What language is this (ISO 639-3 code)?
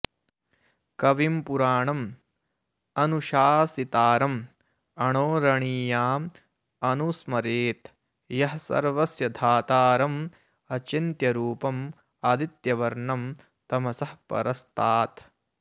san